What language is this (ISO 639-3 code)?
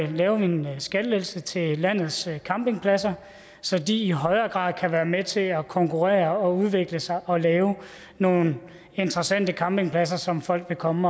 dan